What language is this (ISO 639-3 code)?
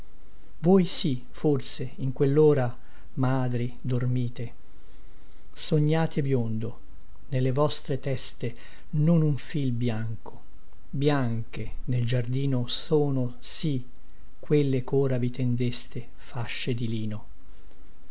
ita